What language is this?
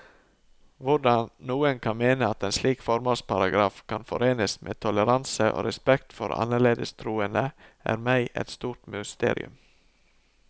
Norwegian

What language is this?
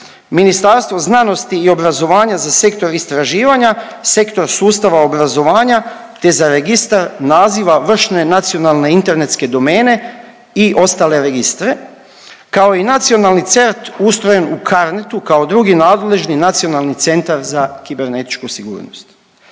Croatian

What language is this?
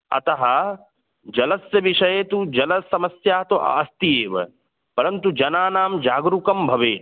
Sanskrit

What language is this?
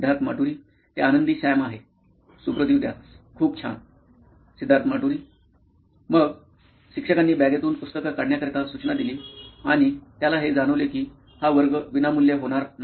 Marathi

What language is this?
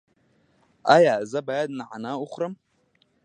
Pashto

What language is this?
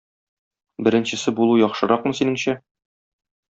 Tatar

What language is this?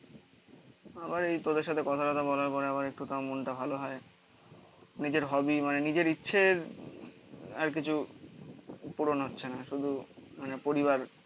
Bangla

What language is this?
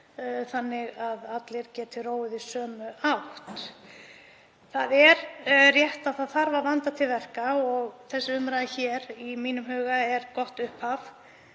Icelandic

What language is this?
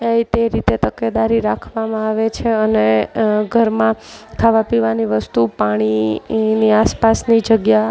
Gujarati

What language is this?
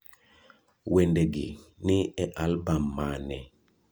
Luo (Kenya and Tanzania)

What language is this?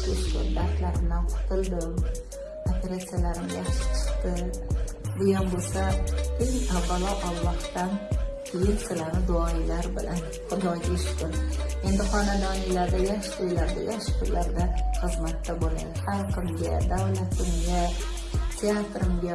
Uzbek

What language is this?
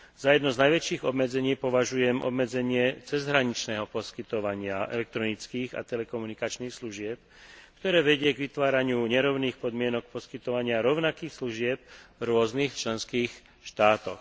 Slovak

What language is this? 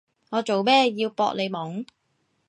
Cantonese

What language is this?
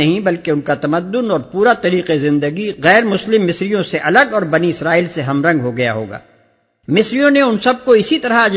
Urdu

